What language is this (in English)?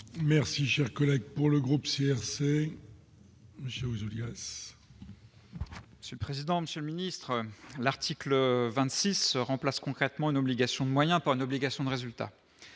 French